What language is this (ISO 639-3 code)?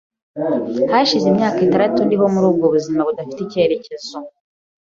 kin